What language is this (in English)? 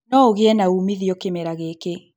Kikuyu